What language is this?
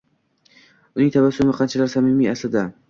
Uzbek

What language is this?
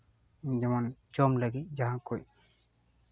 Santali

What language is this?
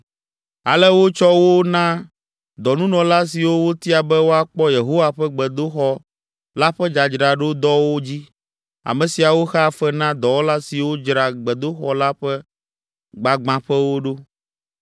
Ewe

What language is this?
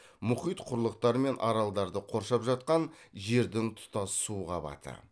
Kazakh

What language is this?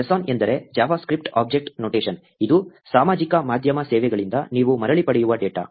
Kannada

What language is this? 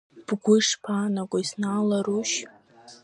Abkhazian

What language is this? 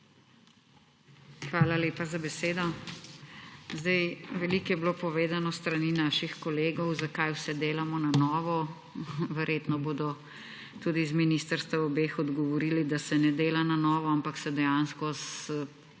Slovenian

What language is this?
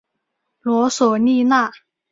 Chinese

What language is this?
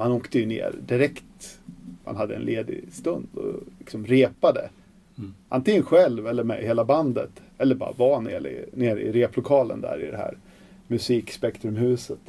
Swedish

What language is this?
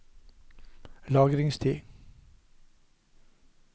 Norwegian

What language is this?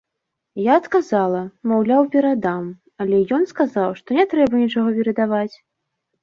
Belarusian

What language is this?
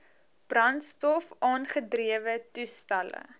Afrikaans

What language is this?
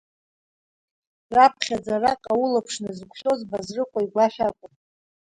Abkhazian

